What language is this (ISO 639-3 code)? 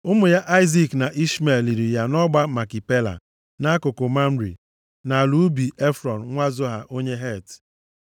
ibo